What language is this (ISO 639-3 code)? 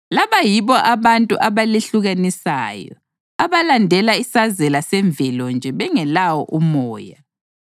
nde